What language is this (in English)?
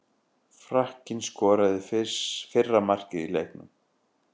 Icelandic